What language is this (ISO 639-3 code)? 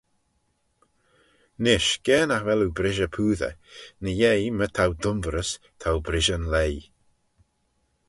glv